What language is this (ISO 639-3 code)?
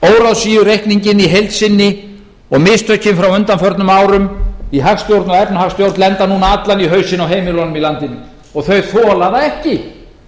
isl